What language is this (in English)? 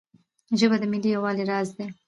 Pashto